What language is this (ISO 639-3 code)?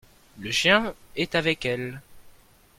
fra